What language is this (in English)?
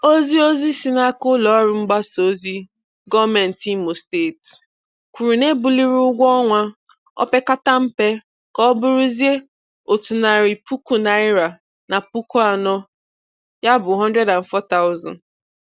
Igbo